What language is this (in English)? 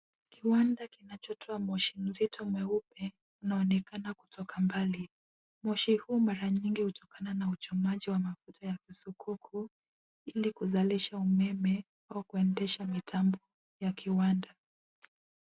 Swahili